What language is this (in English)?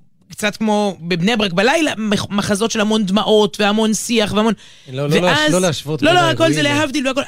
Hebrew